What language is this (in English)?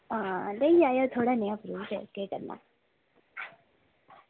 Dogri